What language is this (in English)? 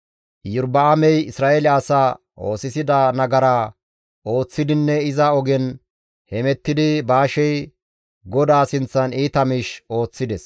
Gamo